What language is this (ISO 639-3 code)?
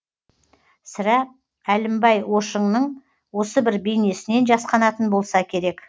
kaz